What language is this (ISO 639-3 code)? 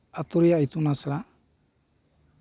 sat